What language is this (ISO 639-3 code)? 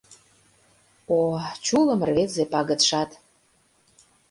chm